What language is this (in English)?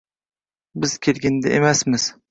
Uzbek